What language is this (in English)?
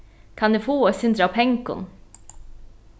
Faroese